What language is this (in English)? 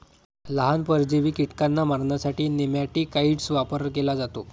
Marathi